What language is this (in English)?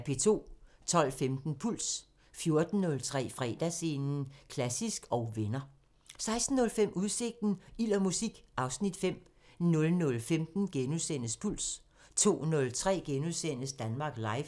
Danish